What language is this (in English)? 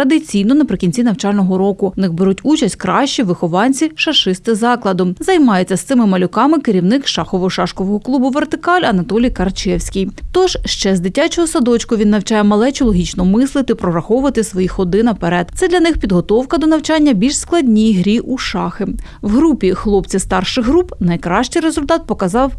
Ukrainian